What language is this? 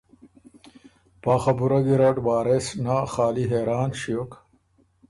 Ormuri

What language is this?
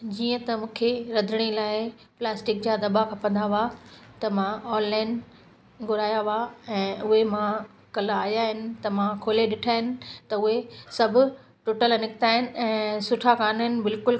Sindhi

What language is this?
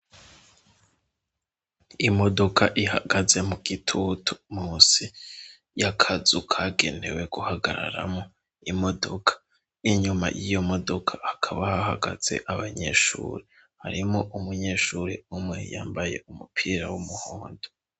Rundi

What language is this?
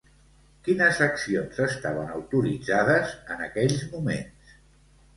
Catalan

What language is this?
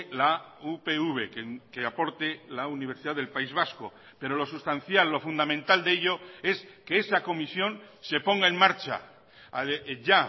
Spanish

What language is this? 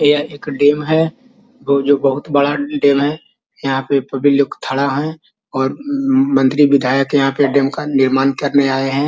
Magahi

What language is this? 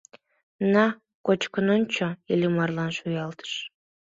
Mari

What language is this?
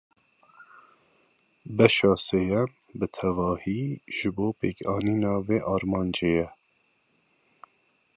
Kurdish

